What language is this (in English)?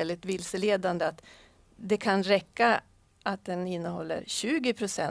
Swedish